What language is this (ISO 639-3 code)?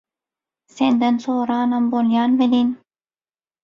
tuk